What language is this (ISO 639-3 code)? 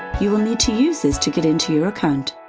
eng